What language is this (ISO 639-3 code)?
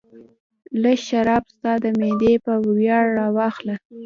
pus